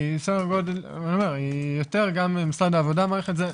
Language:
Hebrew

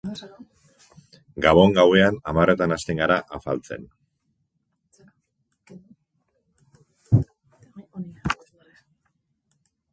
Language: Basque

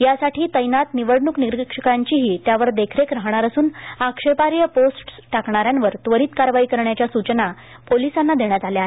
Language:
Marathi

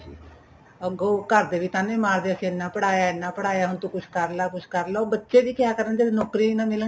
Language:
Punjabi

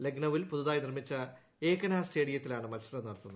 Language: Malayalam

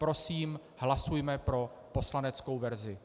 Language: Czech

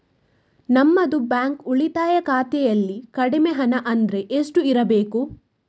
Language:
Kannada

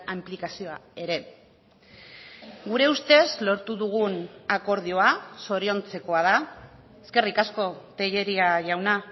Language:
Basque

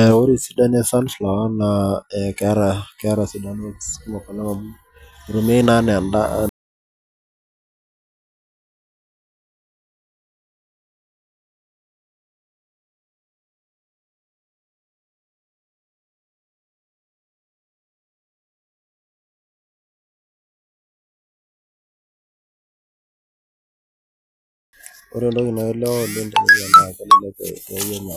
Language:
Masai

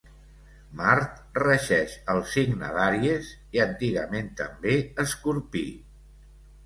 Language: Catalan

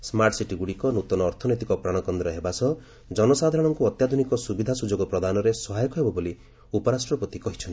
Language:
Odia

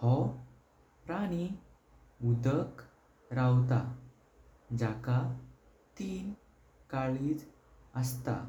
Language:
Konkani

